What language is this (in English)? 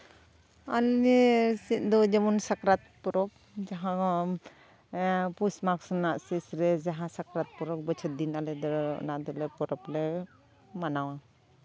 Santali